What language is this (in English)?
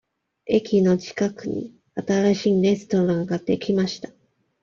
Japanese